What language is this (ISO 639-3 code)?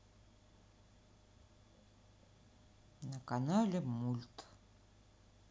rus